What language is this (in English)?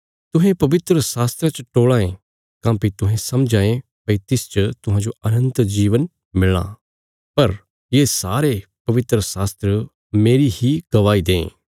Bilaspuri